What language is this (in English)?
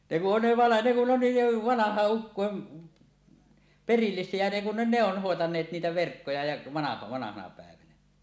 Finnish